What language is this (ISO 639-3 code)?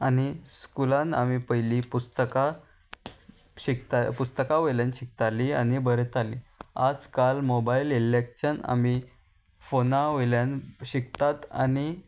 kok